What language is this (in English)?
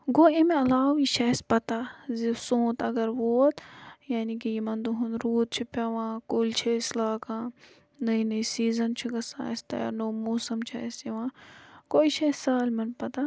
Kashmiri